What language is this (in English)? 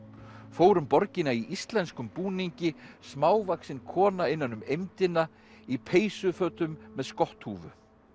Icelandic